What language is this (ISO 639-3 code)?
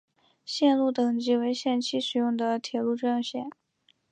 zho